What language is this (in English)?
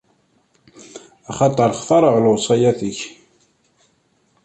Kabyle